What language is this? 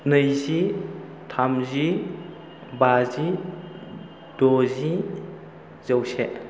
Bodo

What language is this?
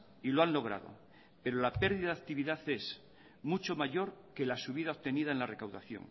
Spanish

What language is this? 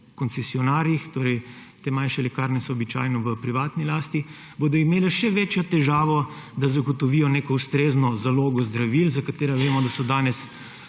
Slovenian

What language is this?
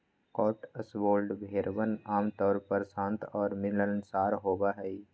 Magahi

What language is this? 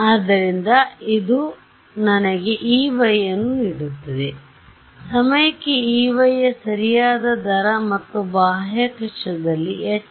Kannada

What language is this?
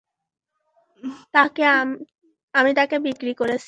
Bangla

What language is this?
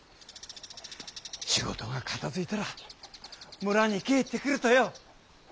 Japanese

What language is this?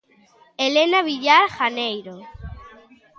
Galician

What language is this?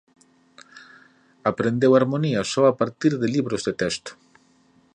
Galician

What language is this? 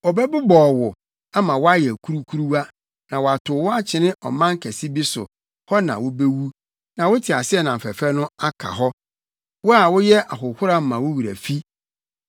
Akan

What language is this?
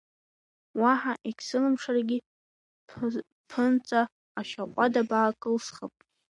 Abkhazian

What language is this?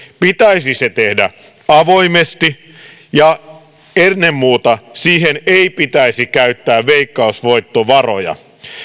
Finnish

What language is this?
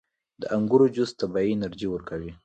Pashto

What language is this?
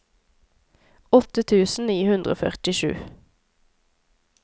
Norwegian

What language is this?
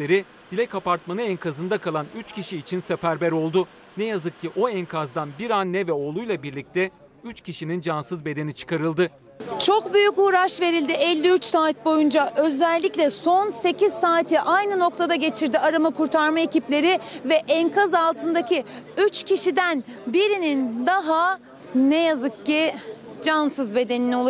Turkish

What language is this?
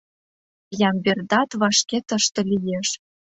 Mari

